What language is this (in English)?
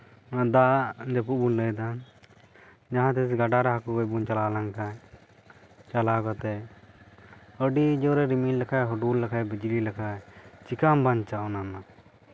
Santali